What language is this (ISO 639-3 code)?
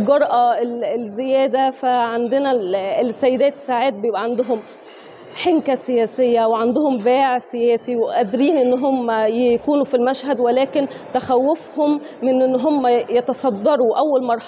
ara